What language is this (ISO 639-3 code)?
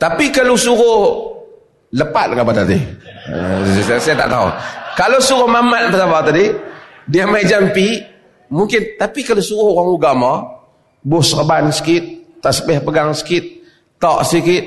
msa